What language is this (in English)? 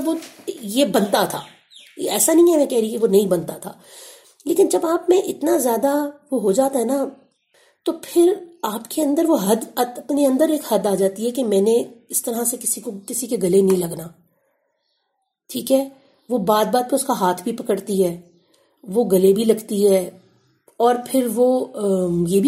Urdu